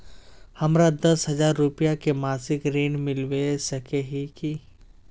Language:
Magahi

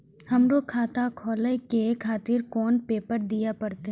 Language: Maithili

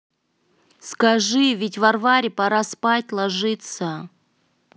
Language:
Russian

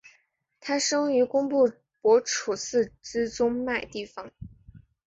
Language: Chinese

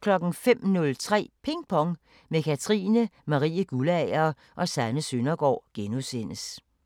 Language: Danish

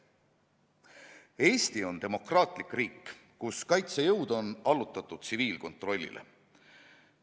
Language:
Estonian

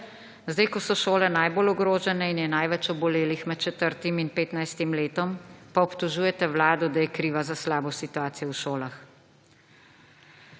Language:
Slovenian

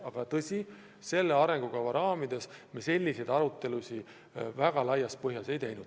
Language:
Estonian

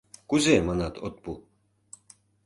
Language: Mari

